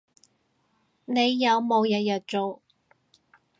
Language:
Cantonese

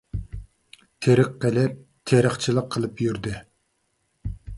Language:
Uyghur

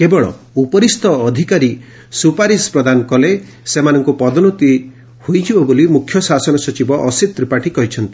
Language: Odia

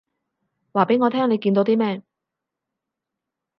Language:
Cantonese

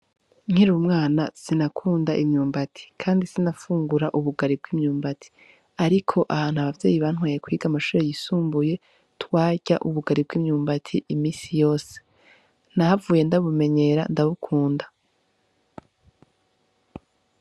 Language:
Rundi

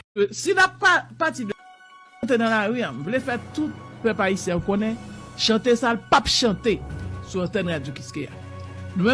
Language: French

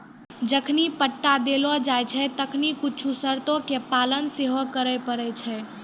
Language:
Maithili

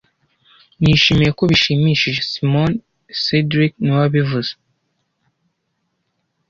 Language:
Kinyarwanda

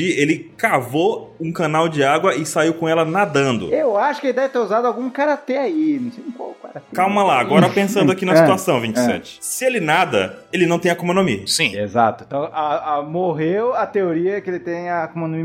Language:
Portuguese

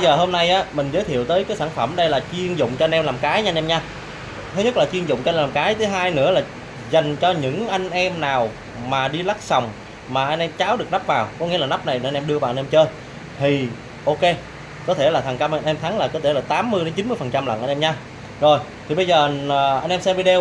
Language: Vietnamese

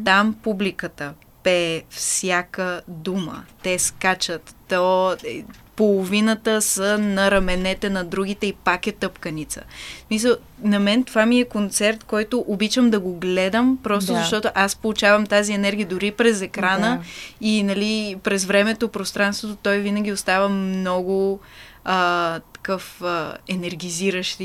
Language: Bulgarian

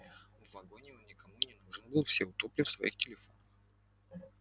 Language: Russian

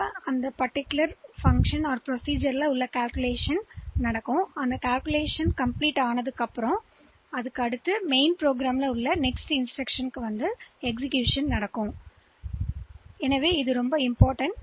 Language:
Tamil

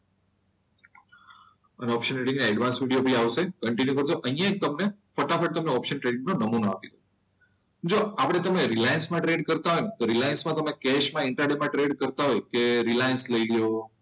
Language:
Gujarati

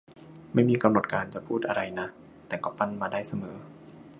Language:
Thai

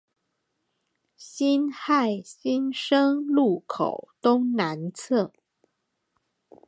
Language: Chinese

